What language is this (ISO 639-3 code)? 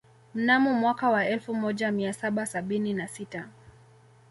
swa